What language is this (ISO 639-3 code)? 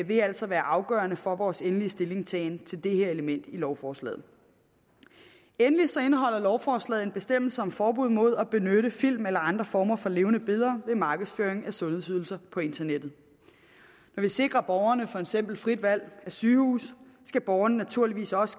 dan